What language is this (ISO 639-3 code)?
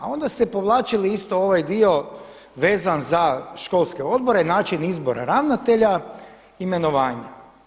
hrv